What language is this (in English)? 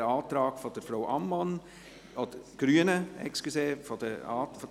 Swiss German